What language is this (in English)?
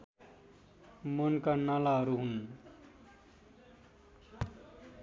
Nepali